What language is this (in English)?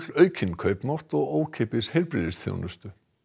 Icelandic